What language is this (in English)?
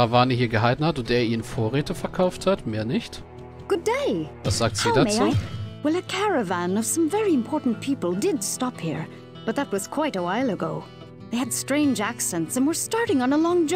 German